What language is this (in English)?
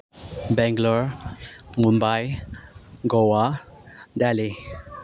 Manipuri